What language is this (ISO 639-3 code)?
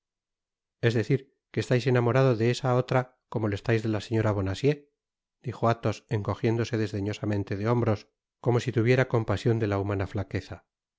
spa